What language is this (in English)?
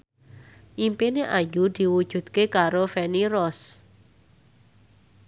Javanese